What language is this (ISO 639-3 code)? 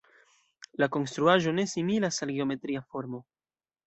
epo